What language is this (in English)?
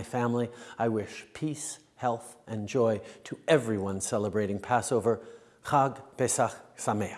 English